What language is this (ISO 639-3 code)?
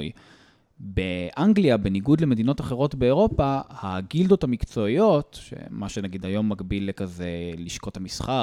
heb